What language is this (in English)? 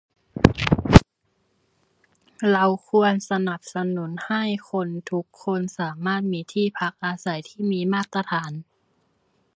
Thai